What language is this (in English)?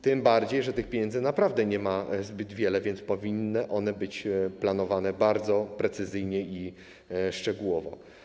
Polish